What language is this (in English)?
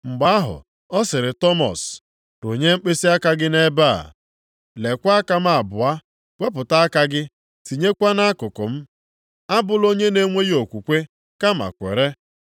Igbo